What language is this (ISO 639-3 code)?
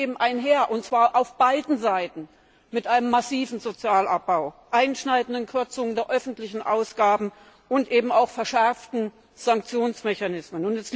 deu